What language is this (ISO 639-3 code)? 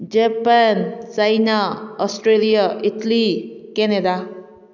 mni